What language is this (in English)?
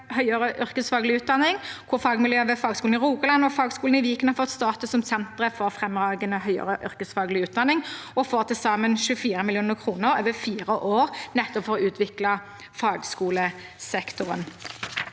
Norwegian